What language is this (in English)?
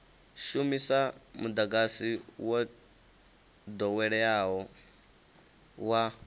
Venda